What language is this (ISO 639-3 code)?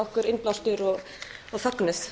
isl